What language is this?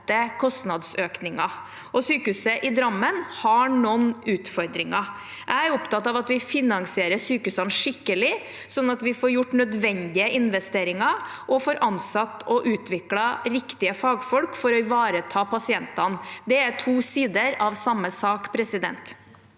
Norwegian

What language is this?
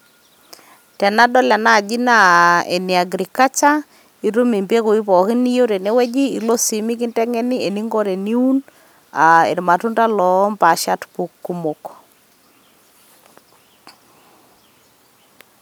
Masai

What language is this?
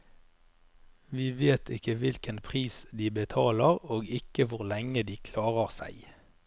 Norwegian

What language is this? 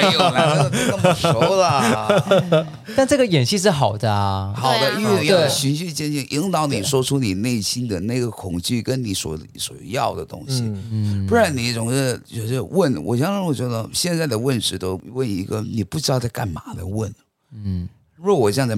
Chinese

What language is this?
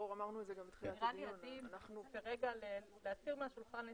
Hebrew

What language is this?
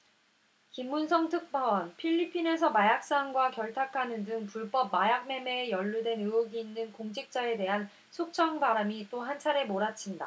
Korean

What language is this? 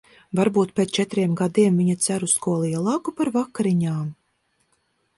Latvian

